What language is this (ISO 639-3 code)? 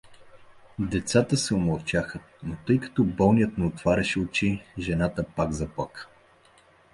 bul